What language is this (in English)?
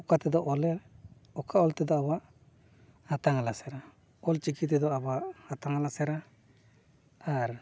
Santali